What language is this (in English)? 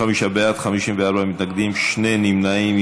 Hebrew